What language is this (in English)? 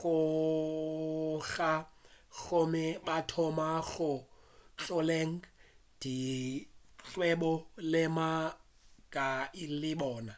Northern Sotho